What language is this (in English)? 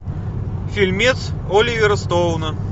Russian